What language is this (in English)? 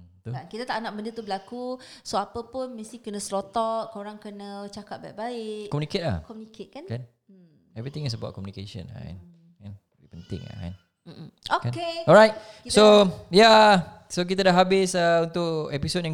Malay